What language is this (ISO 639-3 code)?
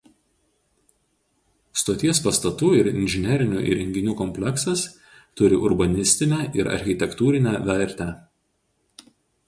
lit